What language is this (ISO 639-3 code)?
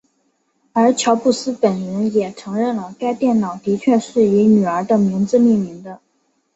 zho